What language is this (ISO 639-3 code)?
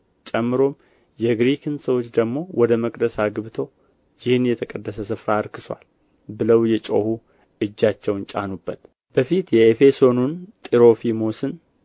amh